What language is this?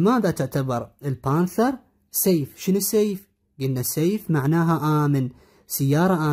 Arabic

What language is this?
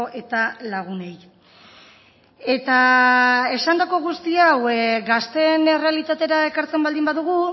Basque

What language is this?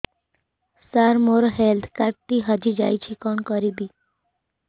Odia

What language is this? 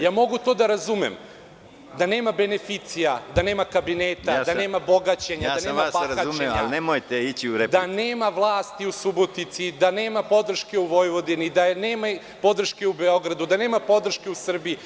Serbian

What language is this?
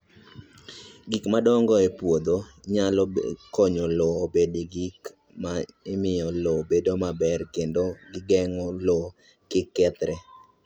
Luo (Kenya and Tanzania)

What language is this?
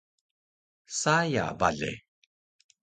Taroko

